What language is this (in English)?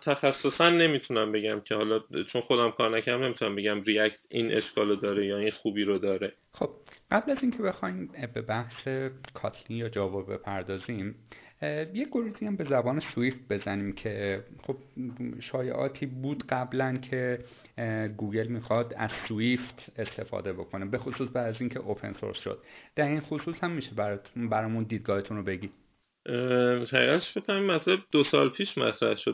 Persian